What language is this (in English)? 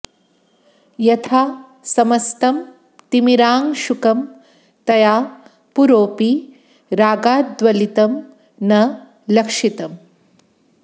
Sanskrit